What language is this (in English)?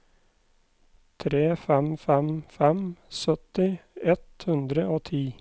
Norwegian